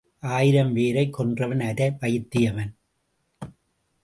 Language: Tamil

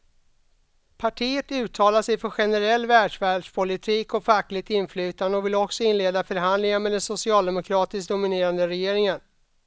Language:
Swedish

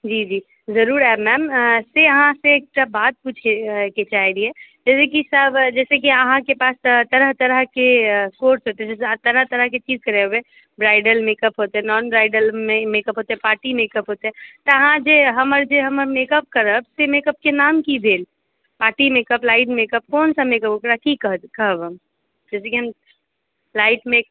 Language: Maithili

